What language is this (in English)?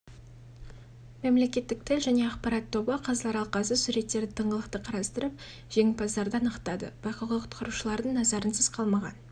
Kazakh